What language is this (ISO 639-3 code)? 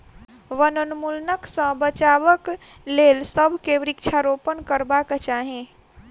mai